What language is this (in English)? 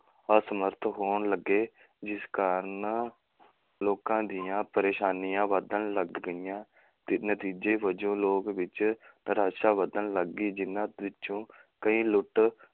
Punjabi